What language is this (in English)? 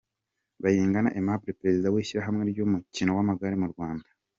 Kinyarwanda